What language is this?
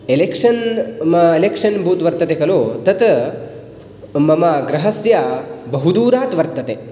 Sanskrit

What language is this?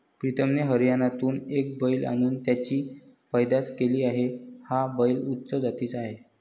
Marathi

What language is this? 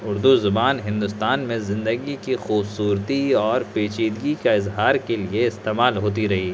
Urdu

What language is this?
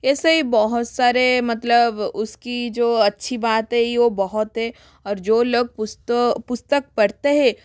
Hindi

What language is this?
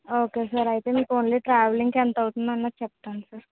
Telugu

